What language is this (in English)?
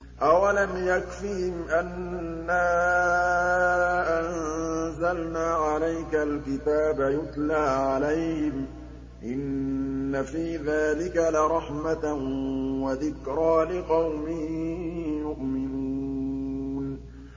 Arabic